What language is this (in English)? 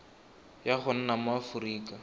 Tswana